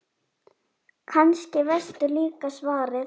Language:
Icelandic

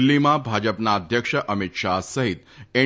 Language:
Gujarati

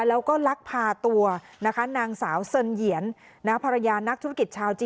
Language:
Thai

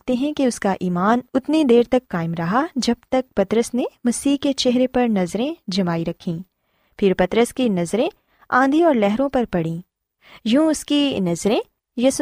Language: Urdu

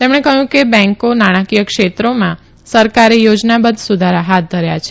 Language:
Gujarati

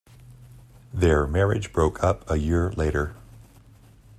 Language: English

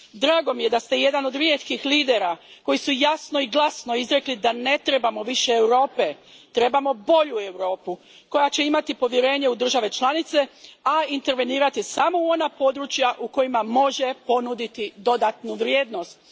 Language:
Croatian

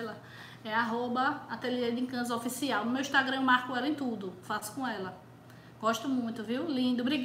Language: Portuguese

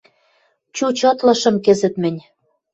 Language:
Western Mari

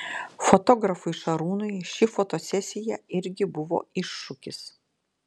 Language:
Lithuanian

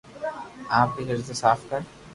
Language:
Loarki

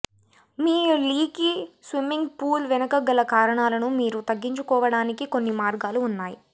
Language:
Telugu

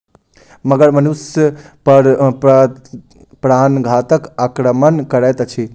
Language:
Maithili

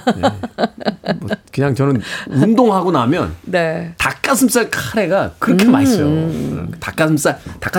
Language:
Korean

